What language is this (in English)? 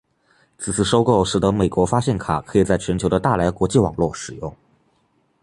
Chinese